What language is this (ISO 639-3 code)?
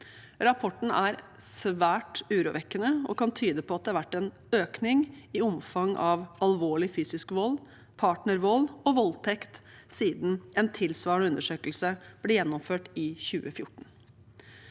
nor